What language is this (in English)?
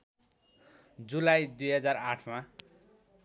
Nepali